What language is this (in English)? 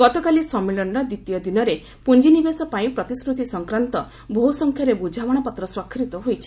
Odia